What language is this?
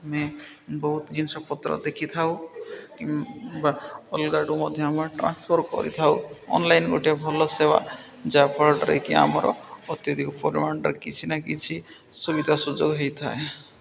Odia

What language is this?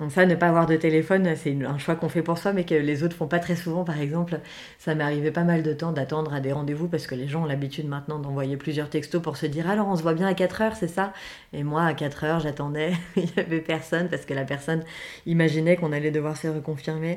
French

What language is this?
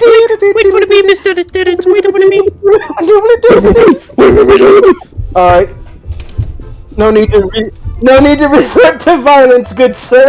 English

